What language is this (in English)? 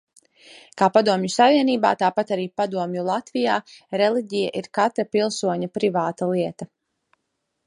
Latvian